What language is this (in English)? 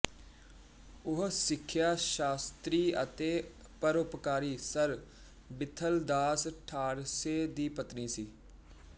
Punjabi